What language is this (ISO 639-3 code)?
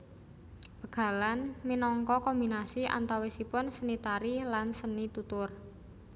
jav